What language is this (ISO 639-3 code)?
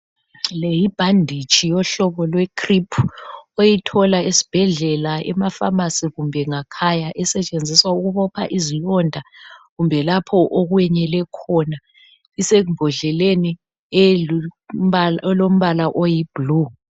nde